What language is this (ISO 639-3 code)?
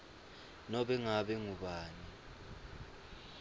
ssw